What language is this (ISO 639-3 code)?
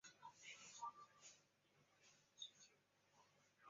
zho